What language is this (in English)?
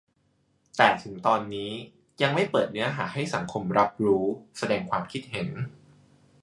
Thai